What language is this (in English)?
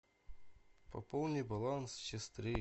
Russian